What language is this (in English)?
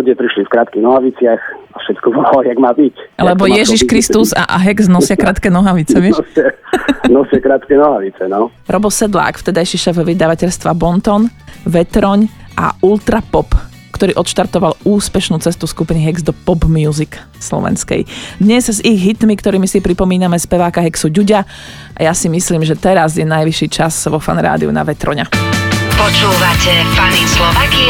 Slovak